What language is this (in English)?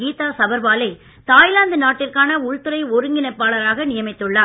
Tamil